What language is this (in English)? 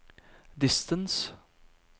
Norwegian